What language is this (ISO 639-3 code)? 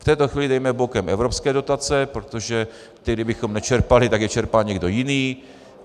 ces